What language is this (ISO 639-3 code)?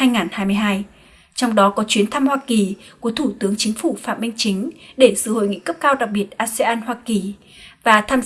vie